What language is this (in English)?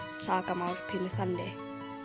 Icelandic